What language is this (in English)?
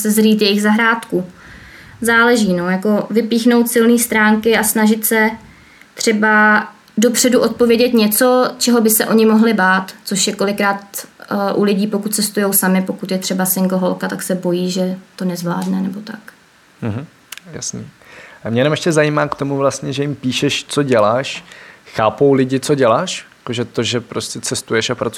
Czech